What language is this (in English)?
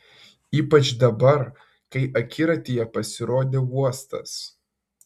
Lithuanian